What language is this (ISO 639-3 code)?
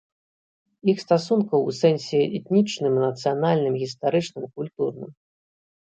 bel